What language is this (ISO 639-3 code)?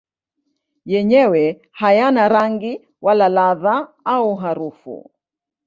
swa